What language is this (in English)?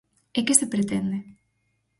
Galician